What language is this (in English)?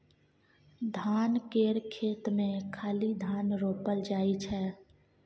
Maithili